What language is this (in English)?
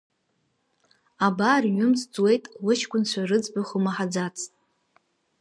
Abkhazian